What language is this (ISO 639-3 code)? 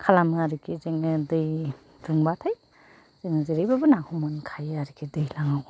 brx